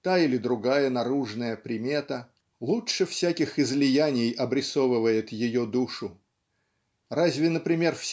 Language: Russian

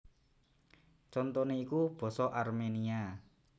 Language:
Javanese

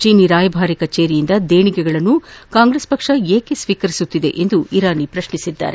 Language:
Kannada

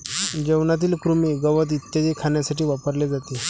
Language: Marathi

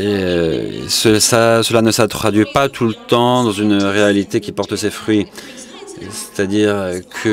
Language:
French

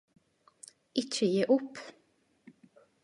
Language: Norwegian Nynorsk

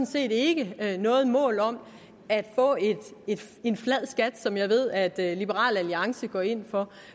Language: Danish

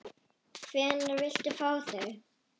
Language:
Icelandic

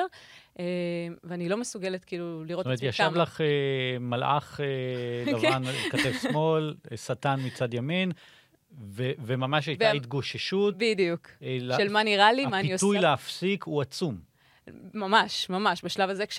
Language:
Hebrew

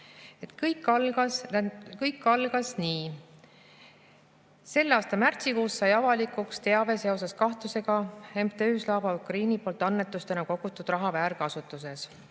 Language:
Estonian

